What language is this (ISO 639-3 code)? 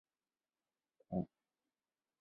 zho